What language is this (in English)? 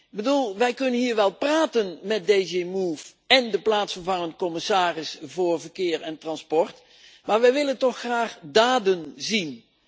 Dutch